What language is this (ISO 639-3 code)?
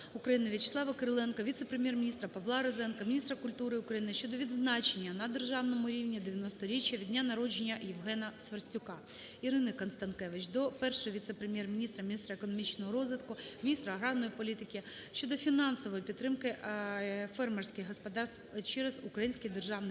ukr